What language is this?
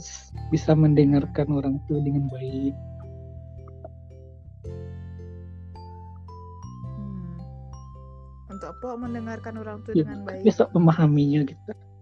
Indonesian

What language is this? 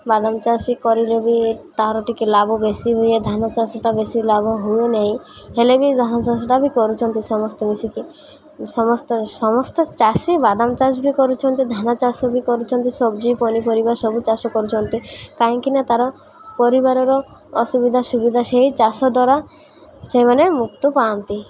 Odia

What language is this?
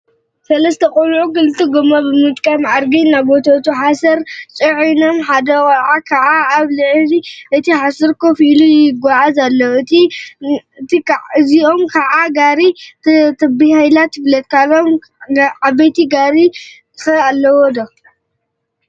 Tigrinya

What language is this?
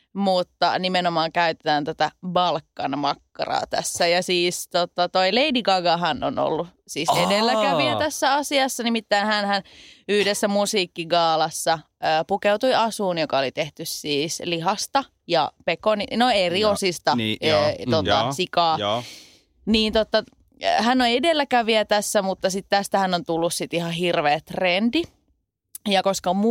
Finnish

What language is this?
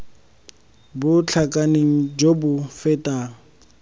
Tswana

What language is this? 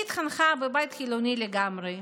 Hebrew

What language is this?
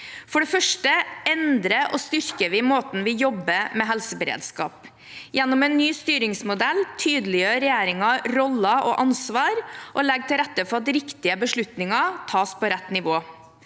Norwegian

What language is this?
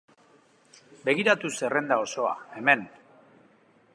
Basque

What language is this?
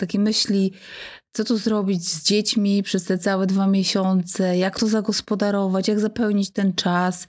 Polish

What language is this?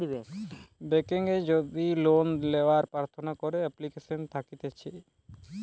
Bangla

